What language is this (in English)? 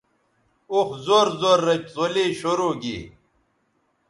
Bateri